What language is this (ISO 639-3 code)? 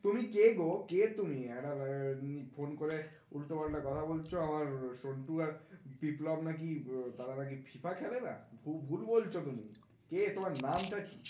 ben